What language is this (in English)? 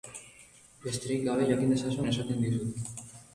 Basque